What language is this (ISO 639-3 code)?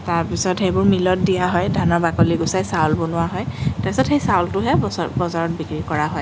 asm